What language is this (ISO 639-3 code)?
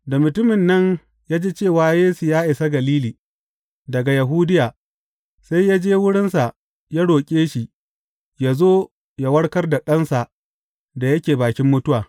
hau